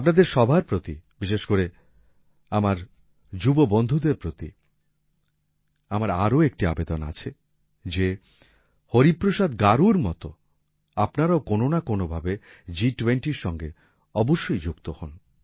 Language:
Bangla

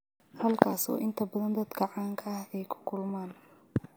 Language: Somali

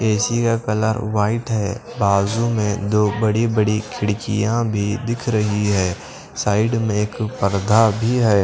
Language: Hindi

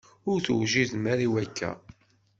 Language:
Kabyle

